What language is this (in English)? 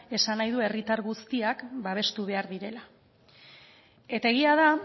Basque